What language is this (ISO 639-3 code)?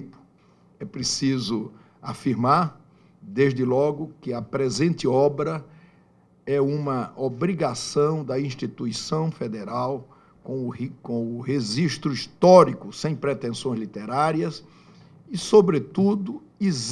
por